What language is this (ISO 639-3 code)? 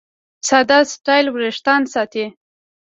pus